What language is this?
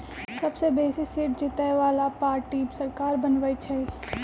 Magahi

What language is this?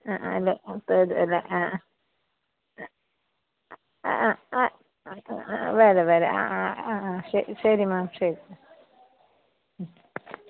Malayalam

